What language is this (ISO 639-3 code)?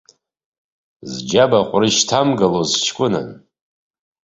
abk